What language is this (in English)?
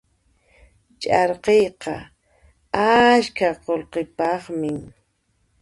Puno Quechua